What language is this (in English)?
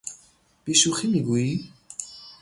Persian